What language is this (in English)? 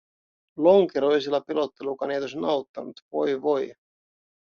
Finnish